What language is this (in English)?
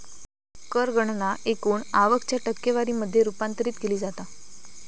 Marathi